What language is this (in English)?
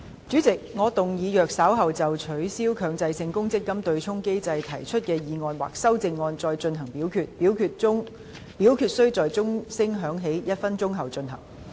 Cantonese